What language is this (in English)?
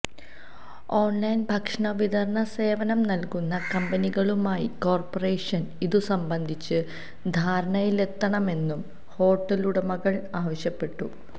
Malayalam